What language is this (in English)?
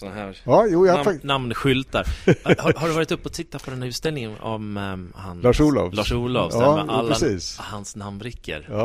Swedish